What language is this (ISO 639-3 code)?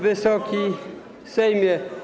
pol